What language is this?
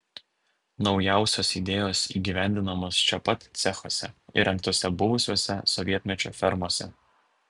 Lithuanian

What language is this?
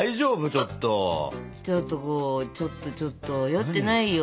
Japanese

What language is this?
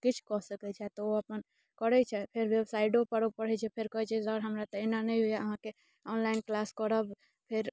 Maithili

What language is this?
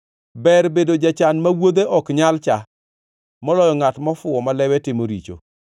Luo (Kenya and Tanzania)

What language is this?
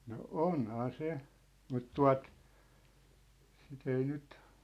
Finnish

